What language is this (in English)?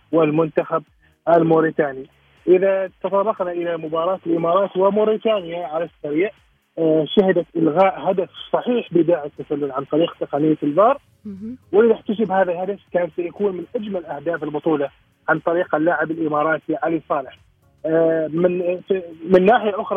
Arabic